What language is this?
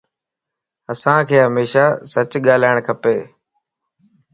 Lasi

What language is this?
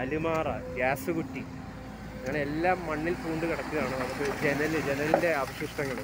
Malayalam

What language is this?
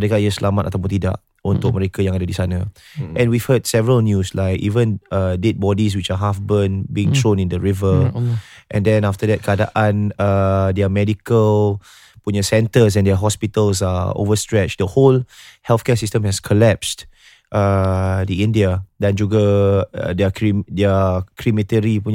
Malay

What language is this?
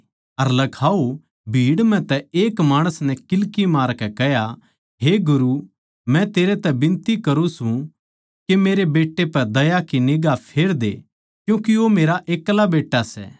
Haryanvi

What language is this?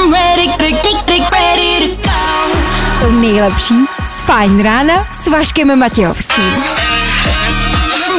Czech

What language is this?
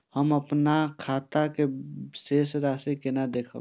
Maithili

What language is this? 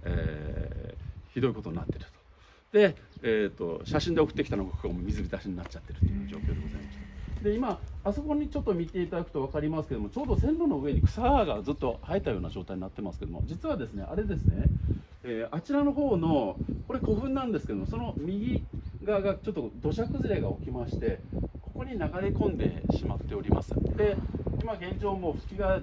Japanese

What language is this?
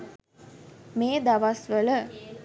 Sinhala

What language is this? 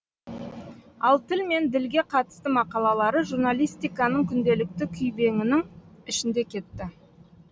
Kazakh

